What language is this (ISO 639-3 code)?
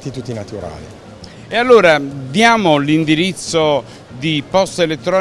ita